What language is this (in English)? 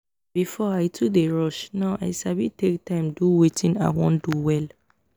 Nigerian Pidgin